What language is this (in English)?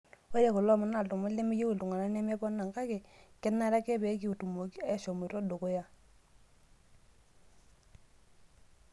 Masai